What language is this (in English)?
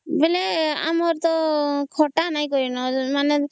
Odia